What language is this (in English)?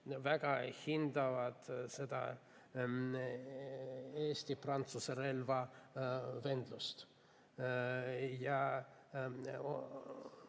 Estonian